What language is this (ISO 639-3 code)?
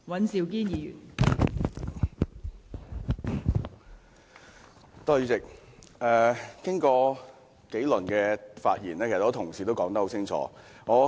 yue